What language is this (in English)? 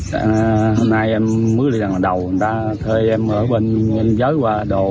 Vietnamese